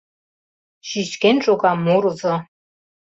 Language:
Mari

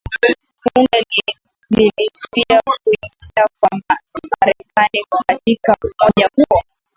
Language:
Swahili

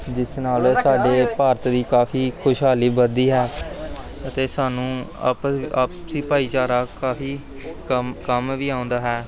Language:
Punjabi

